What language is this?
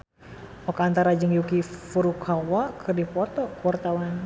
Sundanese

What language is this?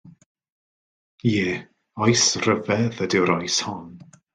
Welsh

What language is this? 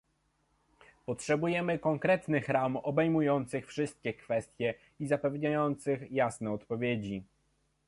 Polish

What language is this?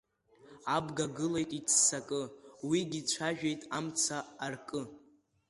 Abkhazian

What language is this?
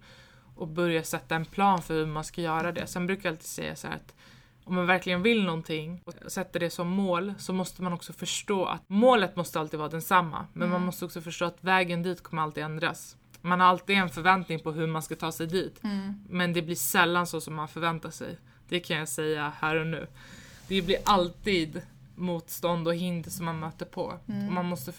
Swedish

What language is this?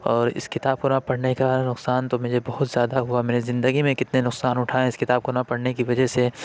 Urdu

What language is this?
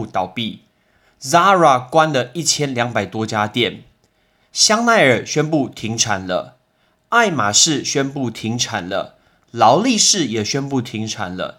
Chinese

